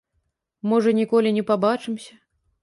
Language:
Belarusian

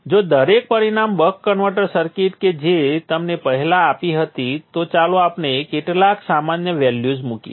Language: Gujarati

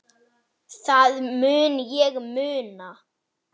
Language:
Icelandic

